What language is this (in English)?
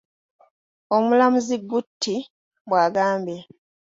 Ganda